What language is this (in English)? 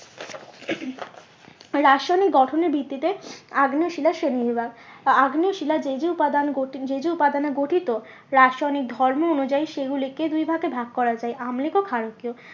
Bangla